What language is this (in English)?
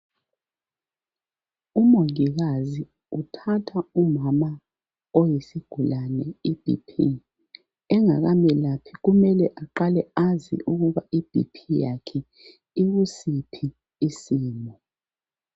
North Ndebele